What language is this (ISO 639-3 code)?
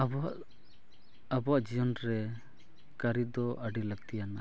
sat